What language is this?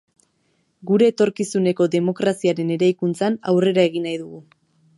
Basque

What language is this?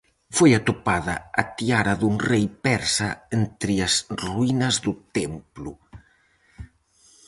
Galician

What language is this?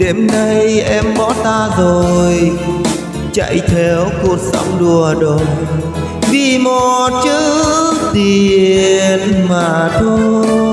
Vietnamese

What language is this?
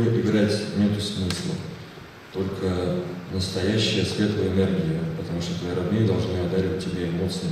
Russian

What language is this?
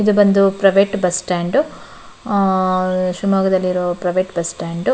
Kannada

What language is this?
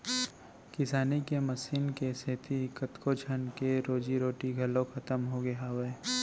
Chhattisgarhi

